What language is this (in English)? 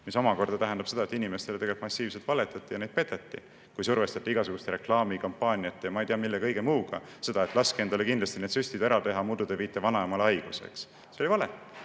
Estonian